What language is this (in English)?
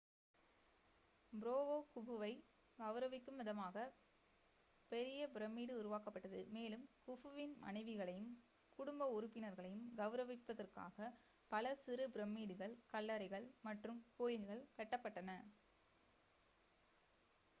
Tamil